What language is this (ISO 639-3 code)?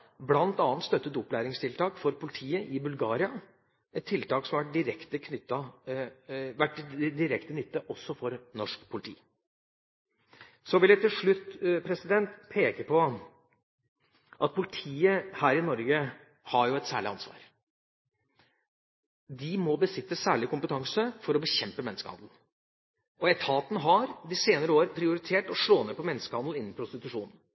nob